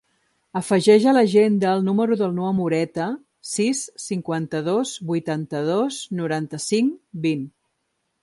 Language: Catalan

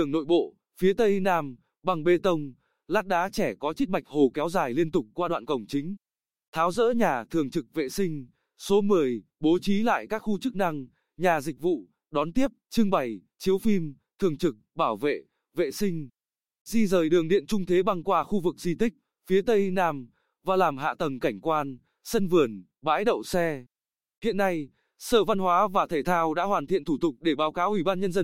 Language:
Vietnamese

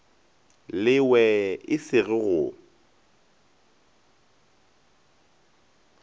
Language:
Northern Sotho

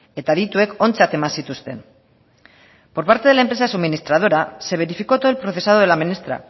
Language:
Spanish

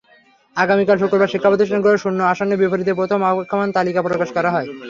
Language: Bangla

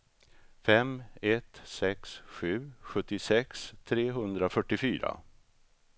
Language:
Swedish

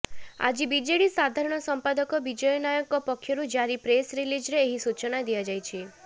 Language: Odia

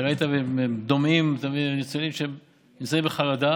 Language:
Hebrew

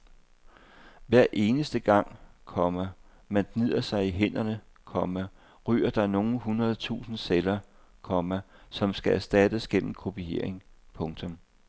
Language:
Danish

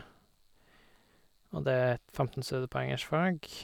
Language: Norwegian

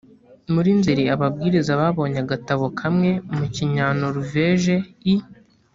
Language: Kinyarwanda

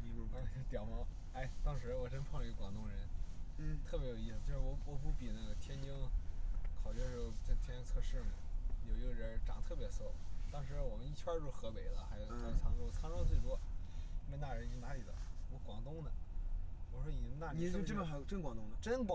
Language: Chinese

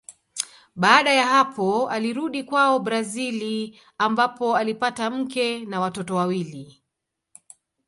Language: Swahili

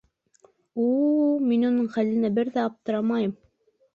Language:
Bashkir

